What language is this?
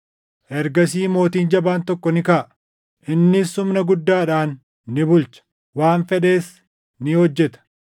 Oromo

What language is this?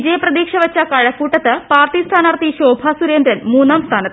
Malayalam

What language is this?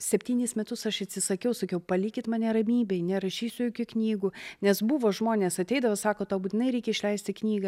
Lithuanian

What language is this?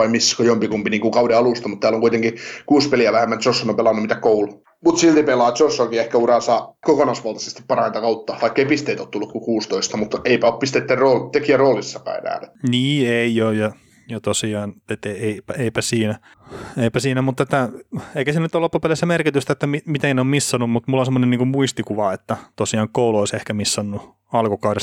Finnish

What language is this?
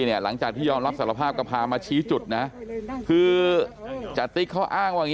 Thai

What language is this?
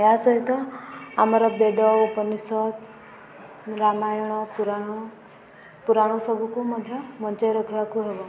Odia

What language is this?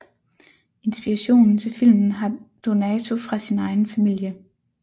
Danish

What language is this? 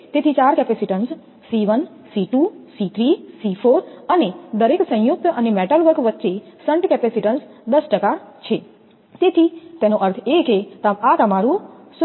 Gujarati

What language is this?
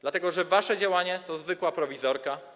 Polish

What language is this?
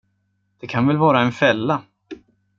Swedish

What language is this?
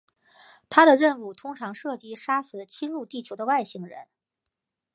Chinese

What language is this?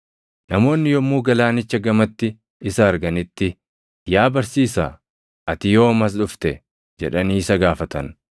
Oromo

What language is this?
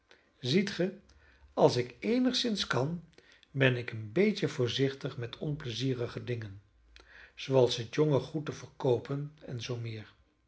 Dutch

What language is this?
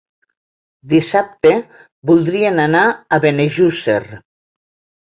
Catalan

